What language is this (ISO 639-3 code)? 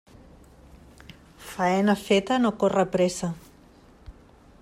cat